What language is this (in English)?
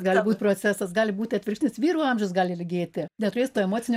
Lithuanian